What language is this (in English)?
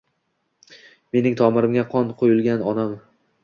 Uzbek